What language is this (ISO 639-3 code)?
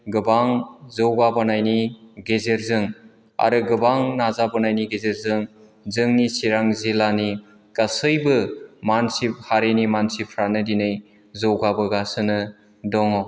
brx